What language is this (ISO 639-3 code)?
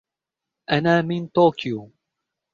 ara